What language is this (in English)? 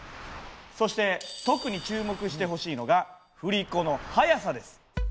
Japanese